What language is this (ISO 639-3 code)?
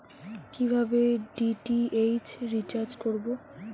ben